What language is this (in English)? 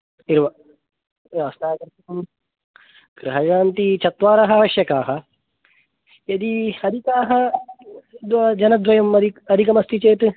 Sanskrit